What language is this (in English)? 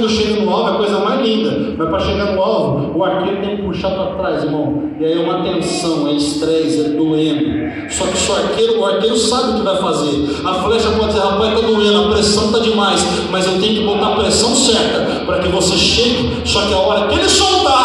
Portuguese